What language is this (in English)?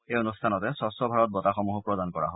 Assamese